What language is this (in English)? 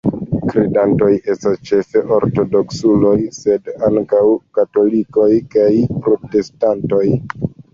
Esperanto